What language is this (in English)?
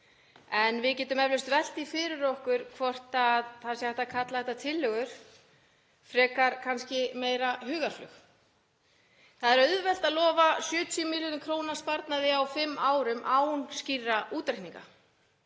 Icelandic